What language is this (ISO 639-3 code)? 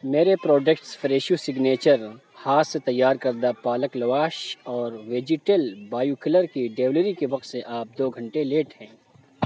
urd